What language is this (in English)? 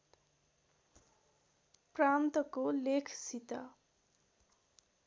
Nepali